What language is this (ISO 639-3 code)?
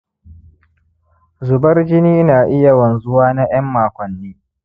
hau